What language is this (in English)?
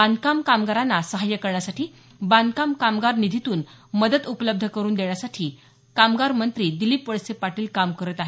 Marathi